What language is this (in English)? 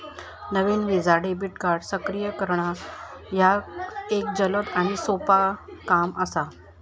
Marathi